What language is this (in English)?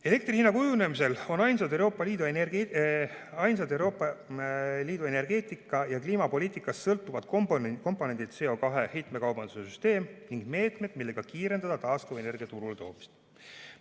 Estonian